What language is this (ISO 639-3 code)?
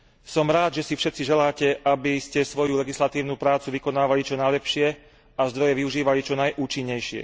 slk